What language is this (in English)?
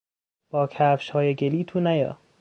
Persian